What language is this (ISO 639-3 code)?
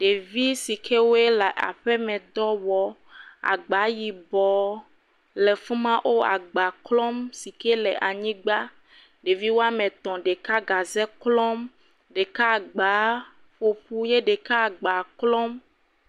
ewe